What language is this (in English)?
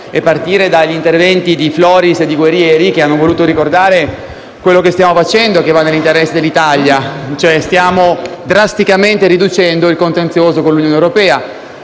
Italian